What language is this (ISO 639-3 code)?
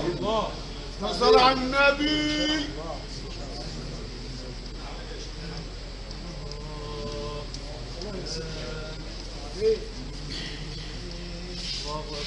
ara